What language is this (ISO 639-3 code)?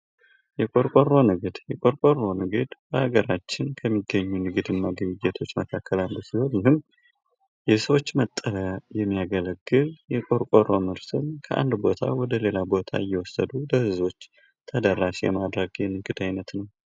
amh